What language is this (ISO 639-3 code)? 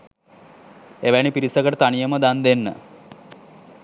sin